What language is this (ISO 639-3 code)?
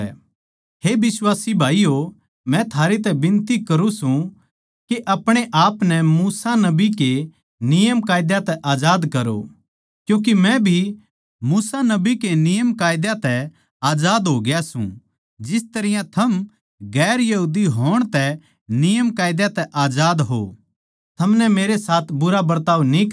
bgc